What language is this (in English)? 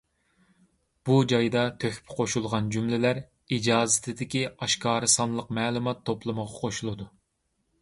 Uyghur